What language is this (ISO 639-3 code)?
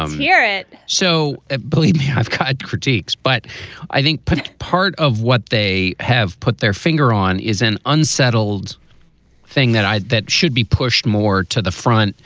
eng